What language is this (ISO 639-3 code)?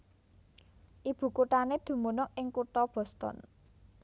jav